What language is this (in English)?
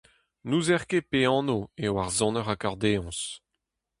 Breton